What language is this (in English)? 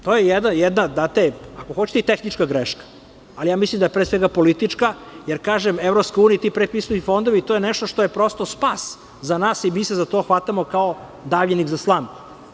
Serbian